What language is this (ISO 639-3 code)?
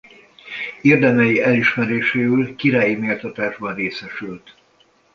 hun